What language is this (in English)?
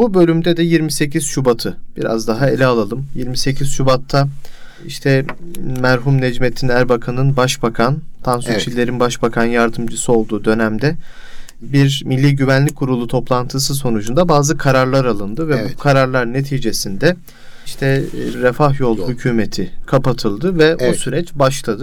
Turkish